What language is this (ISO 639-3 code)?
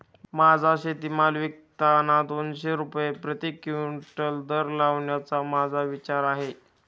mar